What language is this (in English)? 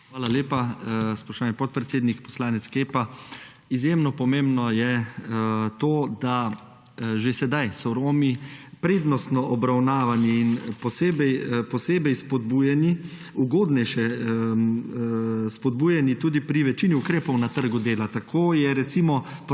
Slovenian